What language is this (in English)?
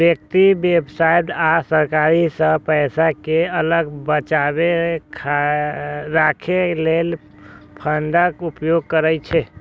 Maithili